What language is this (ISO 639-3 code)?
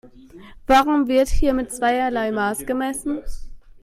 deu